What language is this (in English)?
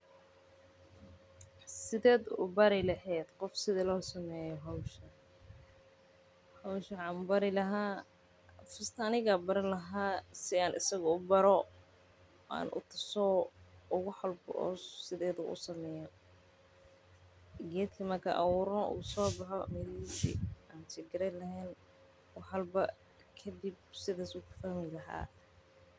Somali